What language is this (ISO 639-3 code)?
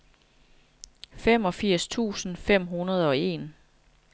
dan